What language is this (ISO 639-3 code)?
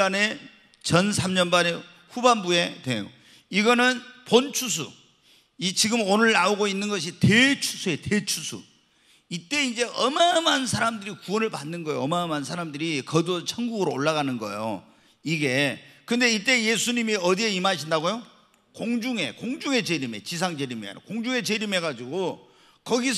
kor